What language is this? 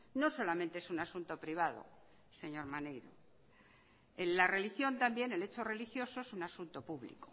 Spanish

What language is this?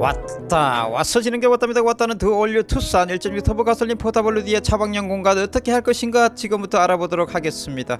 Korean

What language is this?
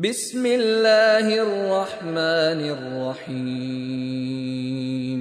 Filipino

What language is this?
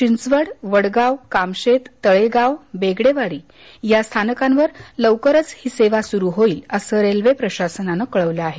Marathi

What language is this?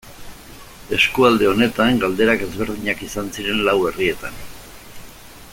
Basque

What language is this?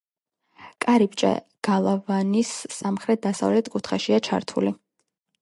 Georgian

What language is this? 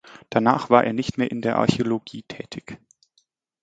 German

